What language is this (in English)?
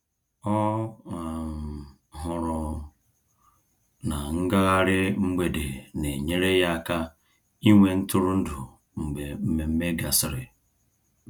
Igbo